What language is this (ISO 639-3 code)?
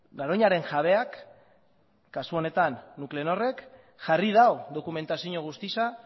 eus